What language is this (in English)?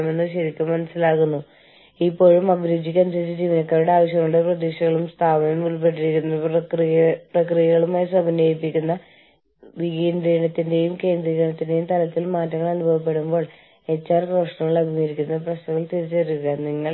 Malayalam